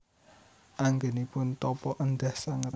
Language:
Javanese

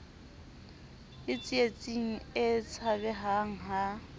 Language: Southern Sotho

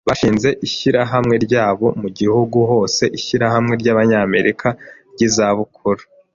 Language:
Kinyarwanda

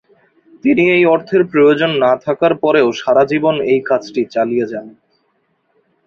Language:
Bangla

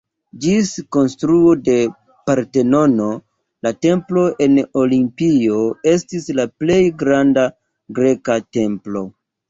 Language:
Esperanto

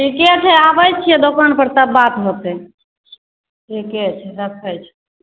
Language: Maithili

